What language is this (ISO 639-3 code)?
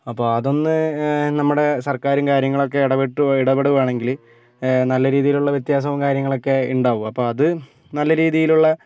mal